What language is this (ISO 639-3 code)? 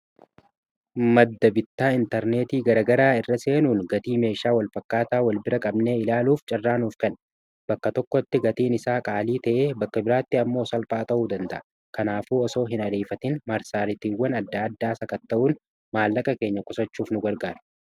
orm